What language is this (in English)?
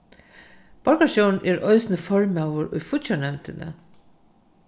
Faroese